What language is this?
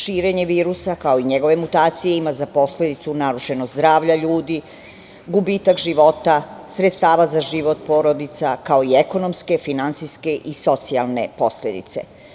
Serbian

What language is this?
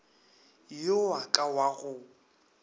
Northern Sotho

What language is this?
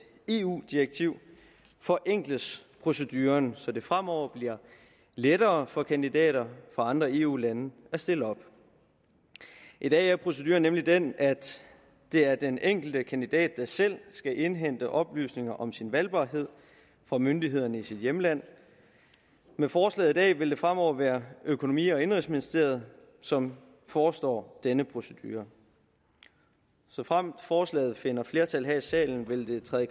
Danish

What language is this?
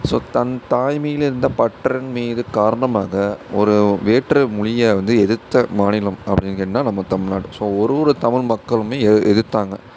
Tamil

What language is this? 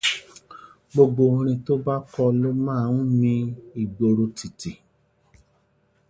Yoruba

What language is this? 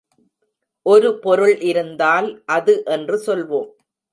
Tamil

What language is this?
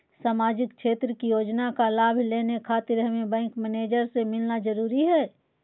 Magahi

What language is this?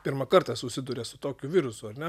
Lithuanian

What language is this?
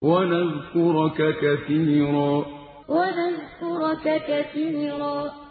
Arabic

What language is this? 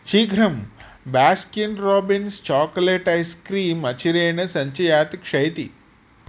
Sanskrit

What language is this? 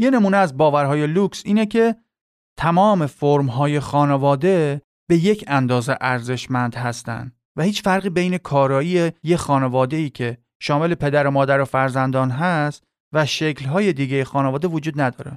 Persian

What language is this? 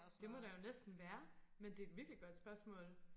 Danish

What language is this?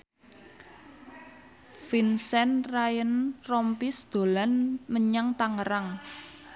Javanese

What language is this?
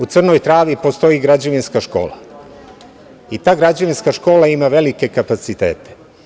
Serbian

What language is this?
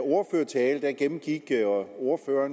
Danish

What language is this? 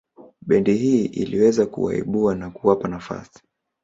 Swahili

